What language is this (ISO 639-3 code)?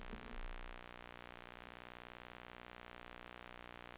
dan